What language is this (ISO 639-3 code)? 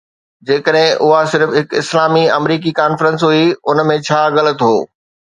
snd